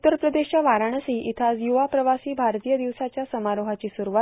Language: Marathi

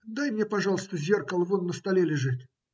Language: Russian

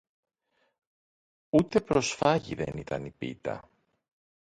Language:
Greek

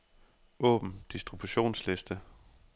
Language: Danish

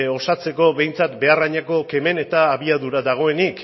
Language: Basque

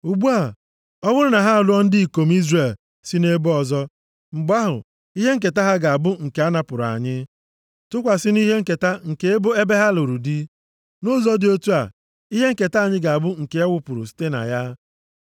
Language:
Igbo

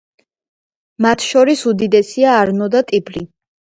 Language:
Georgian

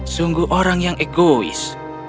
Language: Indonesian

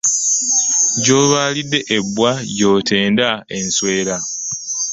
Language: Ganda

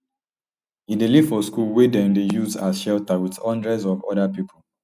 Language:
Nigerian Pidgin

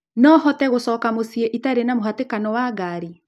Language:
Kikuyu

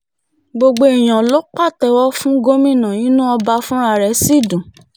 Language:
Yoruba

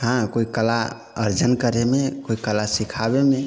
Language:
Maithili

